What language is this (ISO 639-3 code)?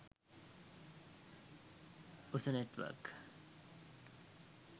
sin